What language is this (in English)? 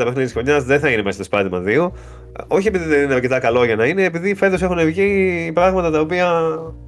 Greek